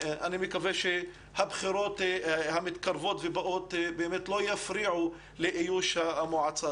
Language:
Hebrew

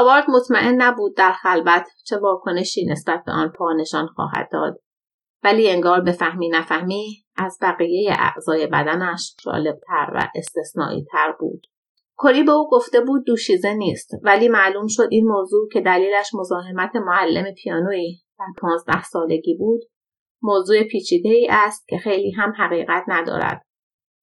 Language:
Persian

